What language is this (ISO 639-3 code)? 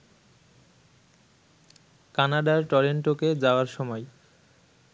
ben